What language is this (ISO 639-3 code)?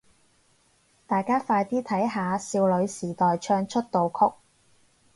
yue